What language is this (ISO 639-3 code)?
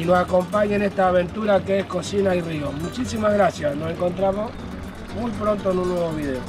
spa